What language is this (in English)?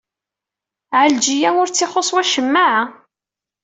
Kabyle